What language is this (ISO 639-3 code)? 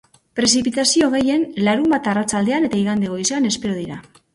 eus